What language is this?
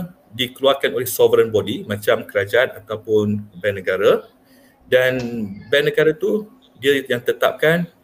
Malay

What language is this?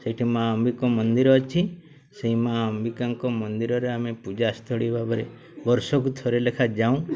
Odia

